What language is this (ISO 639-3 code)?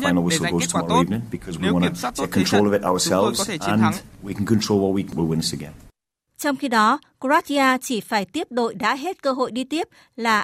vie